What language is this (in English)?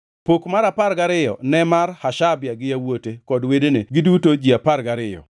Luo (Kenya and Tanzania)